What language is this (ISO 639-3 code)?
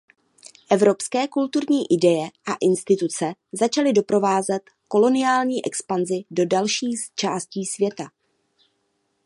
ces